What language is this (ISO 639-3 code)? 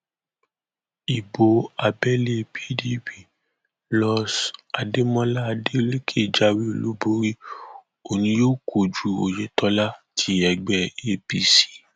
yor